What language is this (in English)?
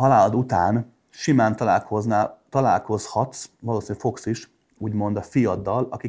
Hungarian